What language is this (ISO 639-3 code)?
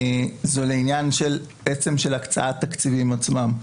heb